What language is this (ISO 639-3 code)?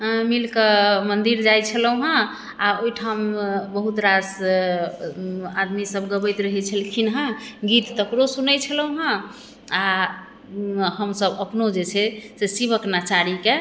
mai